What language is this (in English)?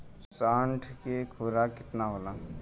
Bhojpuri